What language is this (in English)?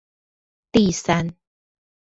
Chinese